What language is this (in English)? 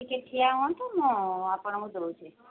Odia